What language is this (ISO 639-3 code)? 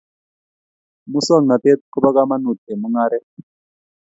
kln